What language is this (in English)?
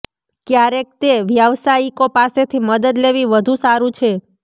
Gujarati